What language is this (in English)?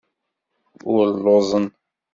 Kabyle